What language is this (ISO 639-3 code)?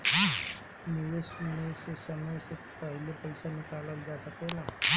bho